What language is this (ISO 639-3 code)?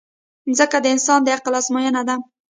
pus